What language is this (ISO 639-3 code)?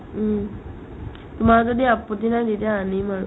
asm